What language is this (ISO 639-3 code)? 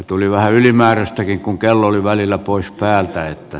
fin